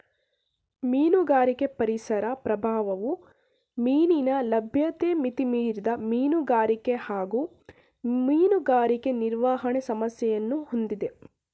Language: Kannada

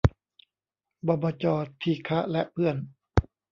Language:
Thai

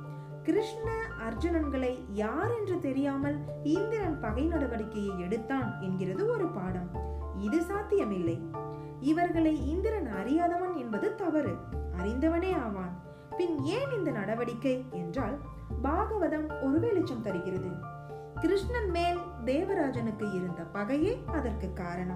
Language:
Tamil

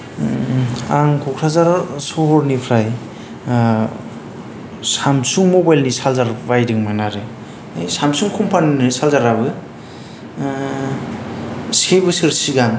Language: Bodo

